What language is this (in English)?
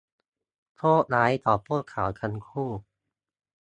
Thai